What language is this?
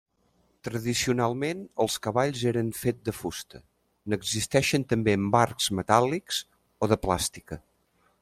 Catalan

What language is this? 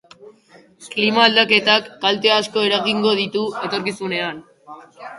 Basque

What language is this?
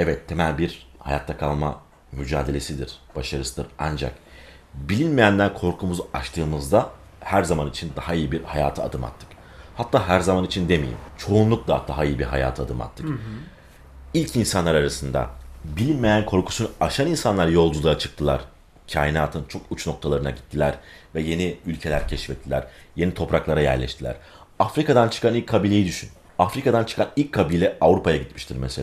Turkish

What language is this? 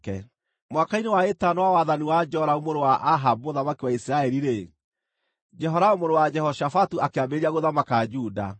Kikuyu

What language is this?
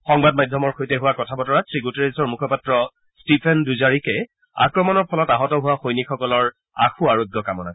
Assamese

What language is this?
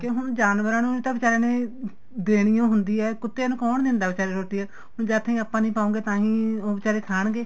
Punjabi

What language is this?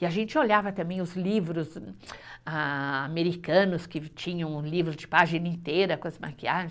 Portuguese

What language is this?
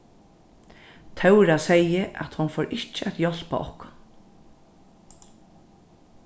Faroese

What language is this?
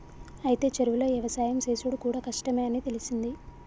Telugu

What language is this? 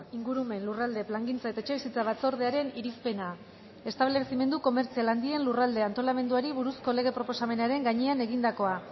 Basque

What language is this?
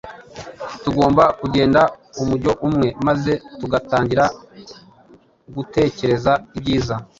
Kinyarwanda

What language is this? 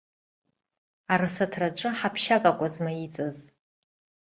Abkhazian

